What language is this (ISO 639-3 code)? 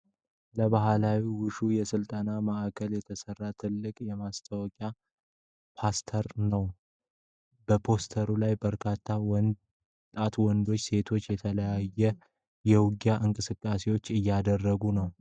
amh